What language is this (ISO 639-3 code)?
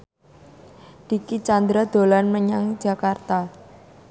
jav